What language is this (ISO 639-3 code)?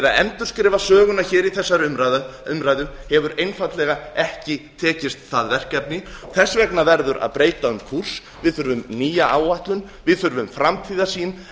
isl